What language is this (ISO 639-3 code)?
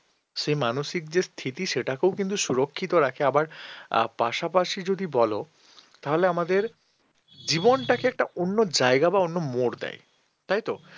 ben